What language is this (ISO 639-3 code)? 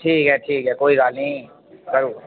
doi